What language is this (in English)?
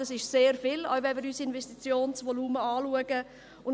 Swiss German